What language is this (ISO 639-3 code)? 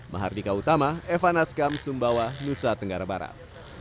ind